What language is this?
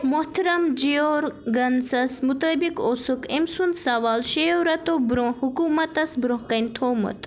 Kashmiri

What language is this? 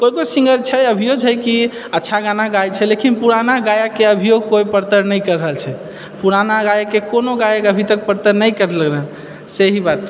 Maithili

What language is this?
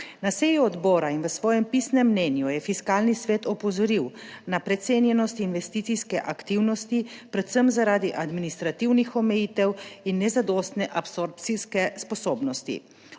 Slovenian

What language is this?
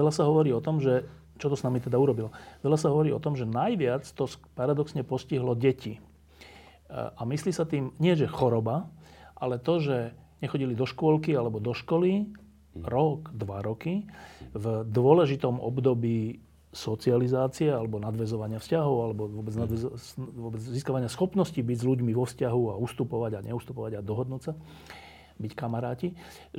Slovak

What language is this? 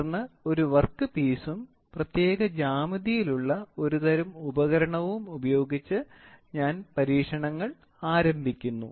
Malayalam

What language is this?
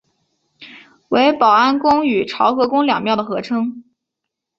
Chinese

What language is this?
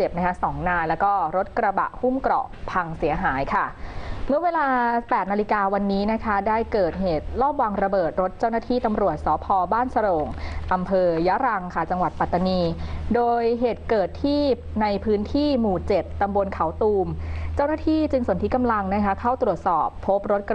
Thai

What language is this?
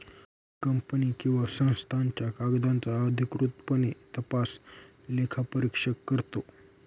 Marathi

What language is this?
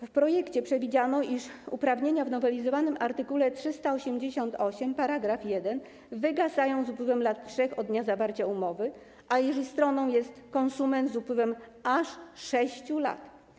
Polish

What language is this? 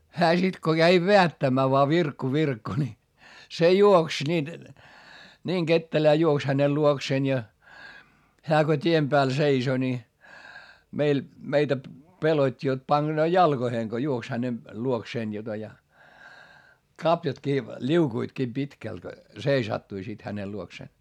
Finnish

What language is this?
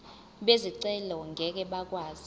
Zulu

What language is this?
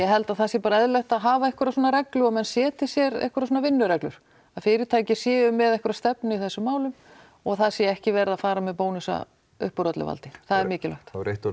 Icelandic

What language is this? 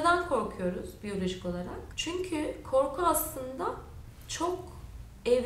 Turkish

